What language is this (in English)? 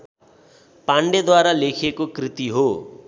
Nepali